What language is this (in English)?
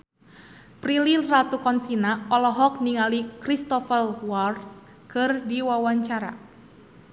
Sundanese